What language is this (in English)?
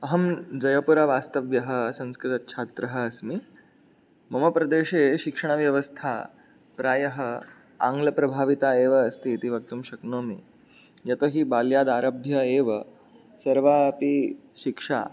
Sanskrit